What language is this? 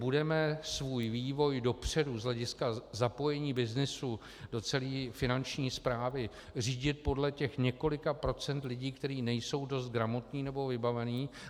Czech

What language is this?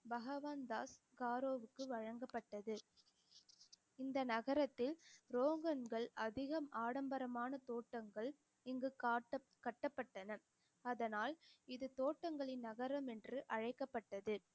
Tamil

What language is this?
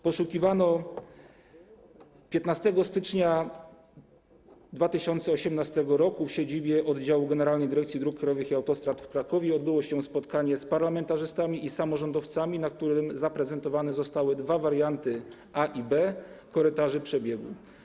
Polish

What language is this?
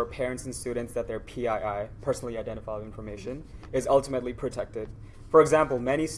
English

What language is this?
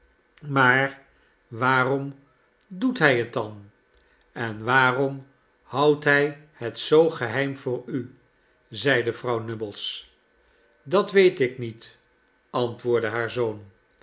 Dutch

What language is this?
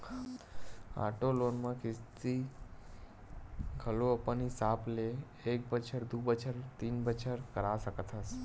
Chhattisgarhi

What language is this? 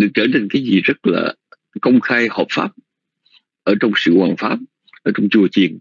Vietnamese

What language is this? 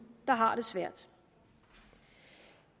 Danish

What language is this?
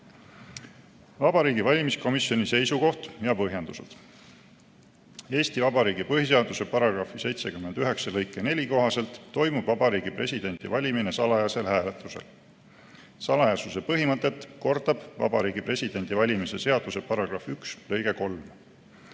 Estonian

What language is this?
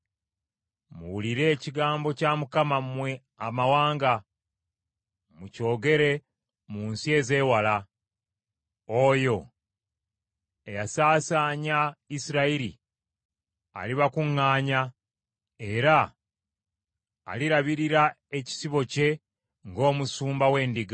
Ganda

